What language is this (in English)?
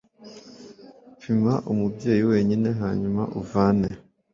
Kinyarwanda